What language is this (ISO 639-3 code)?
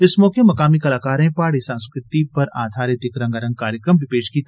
doi